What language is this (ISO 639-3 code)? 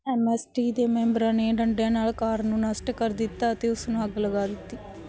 pan